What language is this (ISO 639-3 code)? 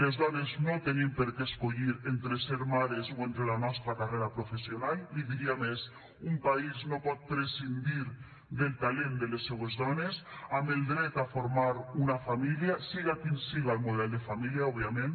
cat